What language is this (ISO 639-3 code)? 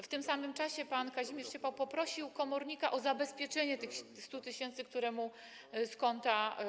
pol